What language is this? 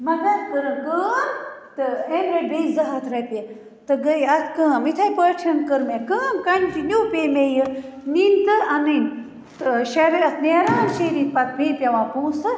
Kashmiri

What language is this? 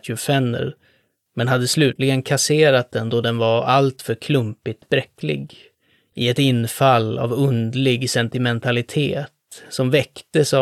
Swedish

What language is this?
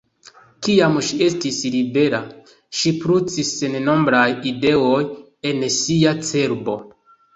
Esperanto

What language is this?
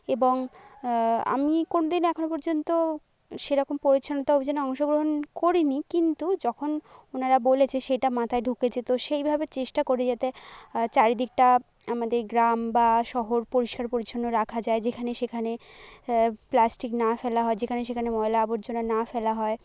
Bangla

